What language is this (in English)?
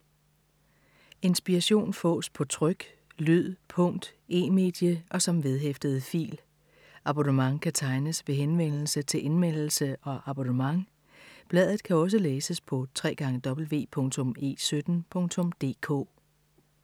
Danish